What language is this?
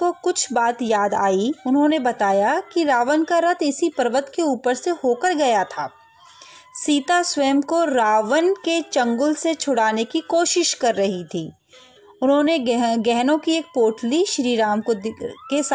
Hindi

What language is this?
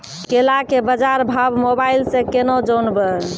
Maithili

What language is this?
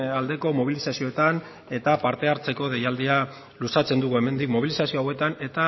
Basque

